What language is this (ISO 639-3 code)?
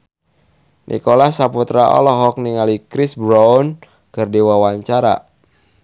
sun